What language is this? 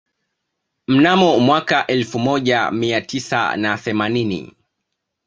Swahili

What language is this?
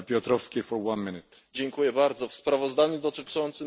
Polish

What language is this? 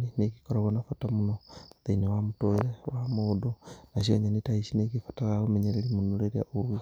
Kikuyu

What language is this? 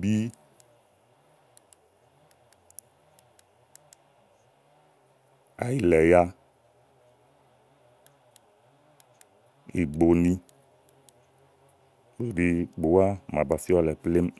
Igo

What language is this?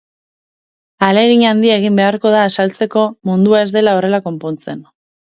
Basque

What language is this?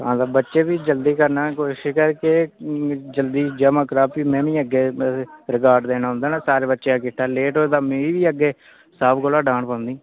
Dogri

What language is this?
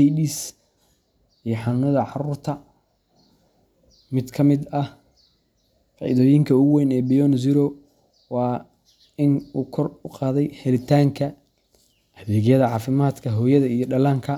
Somali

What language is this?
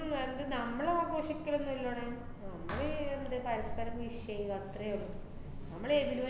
Malayalam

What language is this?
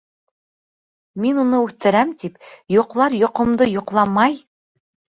Bashkir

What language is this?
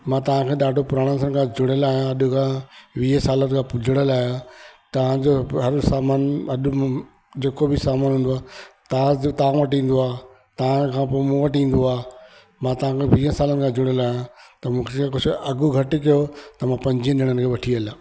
Sindhi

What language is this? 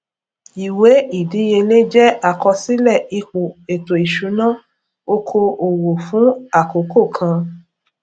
Yoruba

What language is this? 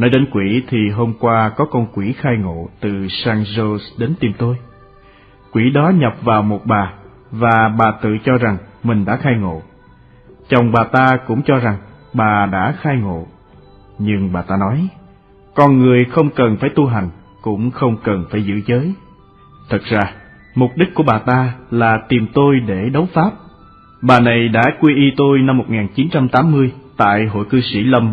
Vietnamese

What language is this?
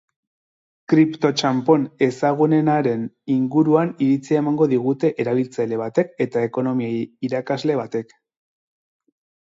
Basque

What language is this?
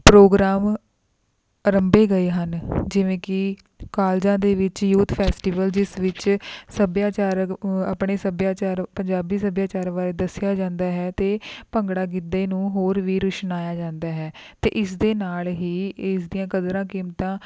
Punjabi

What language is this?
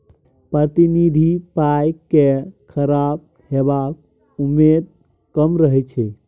Maithili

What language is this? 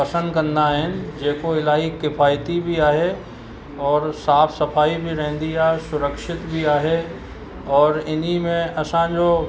Sindhi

